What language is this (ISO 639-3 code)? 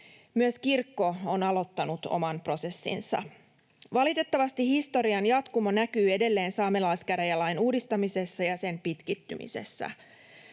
fin